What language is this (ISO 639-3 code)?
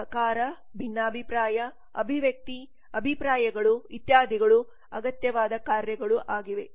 kan